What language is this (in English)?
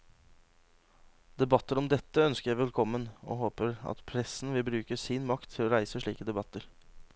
Norwegian